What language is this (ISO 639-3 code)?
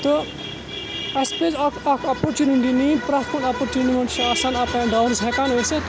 kas